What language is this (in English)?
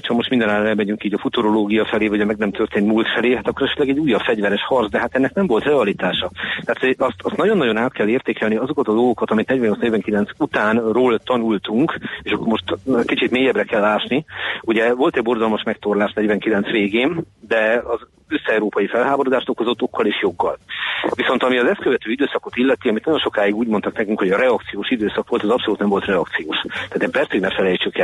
Hungarian